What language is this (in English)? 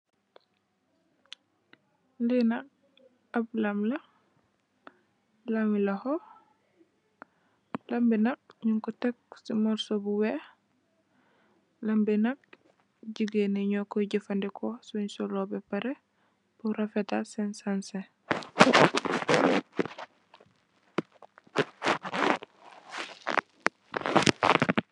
Wolof